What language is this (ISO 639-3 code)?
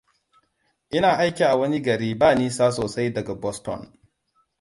hau